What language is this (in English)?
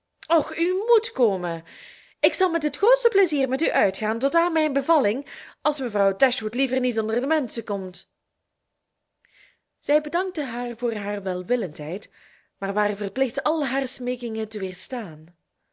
Dutch